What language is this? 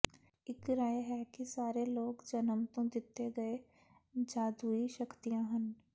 Punjabi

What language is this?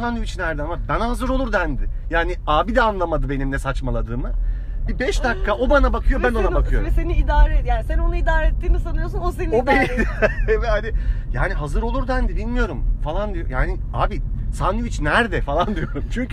Turkish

